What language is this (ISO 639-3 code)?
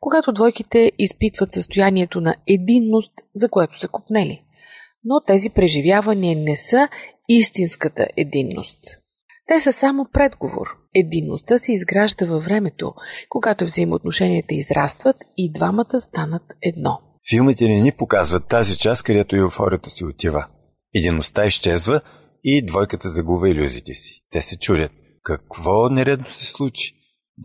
bul